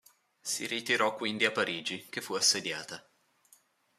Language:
Italian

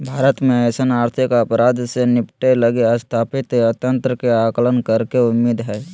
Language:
Magahi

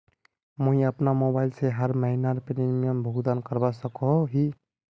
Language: Magahi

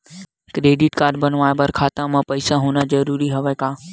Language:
Chhattisgarhi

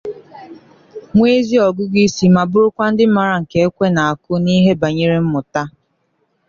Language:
Igbo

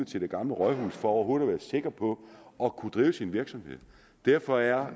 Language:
Danish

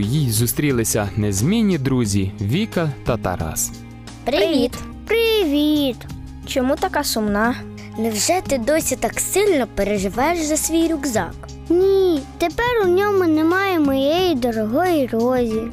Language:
Ukrainian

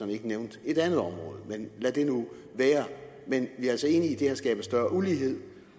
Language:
Danish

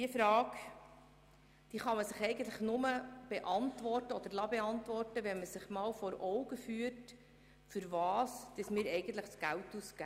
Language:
Swiss German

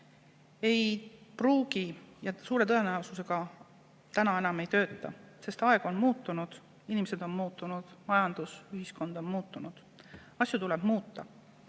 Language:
Estonian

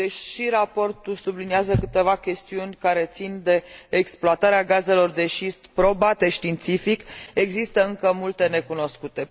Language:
Romanian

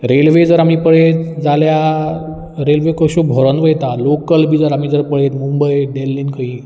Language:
Konkani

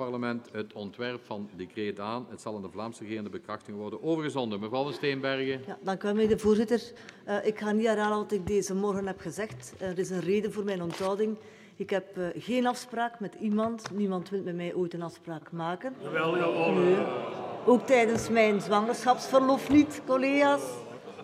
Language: Dutch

